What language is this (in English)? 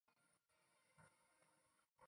Chinese